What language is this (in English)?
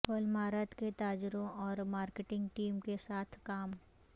Urdu